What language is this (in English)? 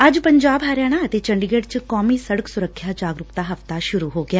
Punjabi